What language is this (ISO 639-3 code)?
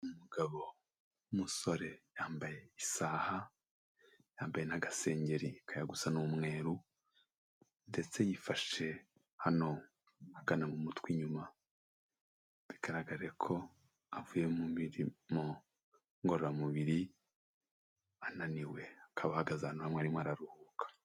kin